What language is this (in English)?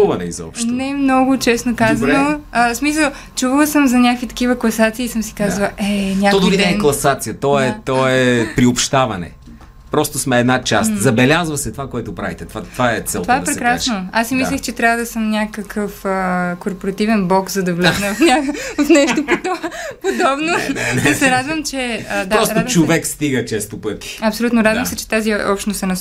Bulgarian